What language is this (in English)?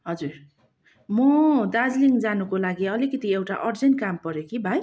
Nepali